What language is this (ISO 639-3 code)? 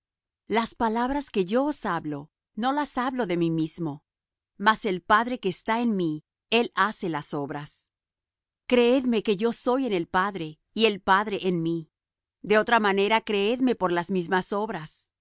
spa